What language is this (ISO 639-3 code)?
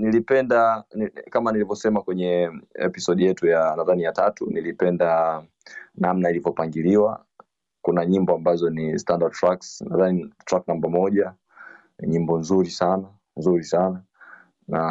swa